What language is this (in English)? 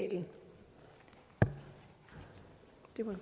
Danish